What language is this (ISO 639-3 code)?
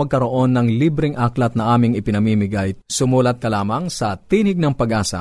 fil